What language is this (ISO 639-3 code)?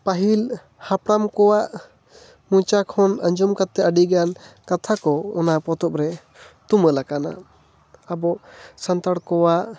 sat